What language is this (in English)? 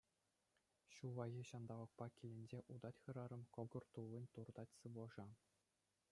Chuvash